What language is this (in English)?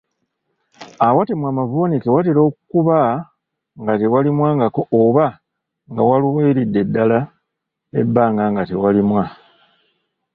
Ganda